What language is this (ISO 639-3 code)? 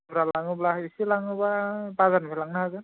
brx